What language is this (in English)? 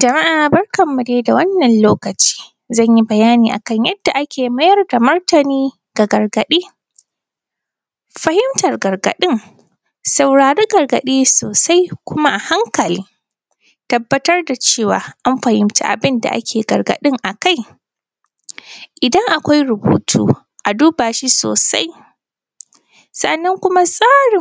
Hausa